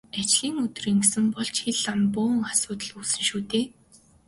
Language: Mongolian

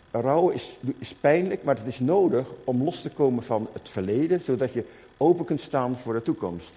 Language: Dutch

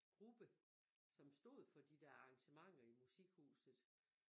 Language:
Danish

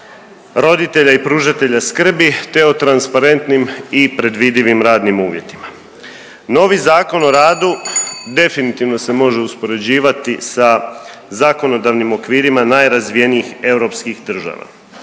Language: Croatian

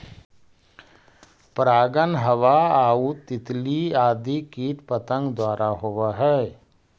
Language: Magahi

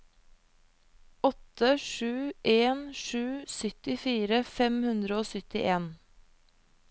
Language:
Norwegian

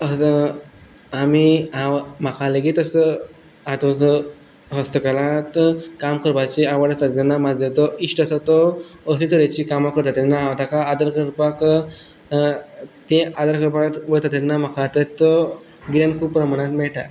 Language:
Konkani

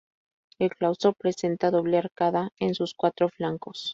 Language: Spanish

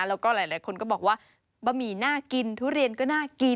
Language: Thai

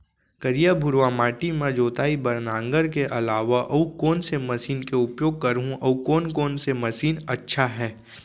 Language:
Chhattisgarhi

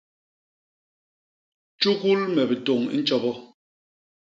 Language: Basaa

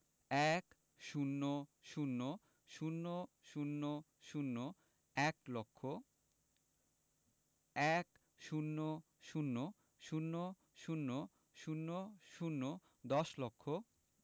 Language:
Bangla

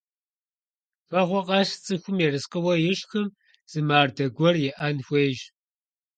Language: Kabardian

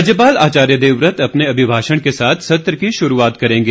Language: Hindi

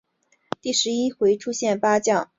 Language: Chinese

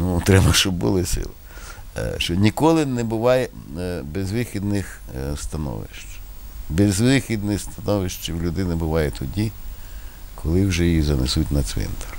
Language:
Ukrainian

